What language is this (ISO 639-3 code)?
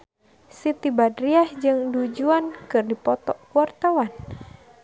sun